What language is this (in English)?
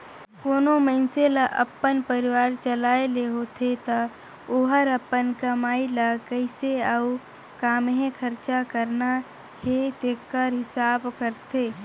Chhattisgarhi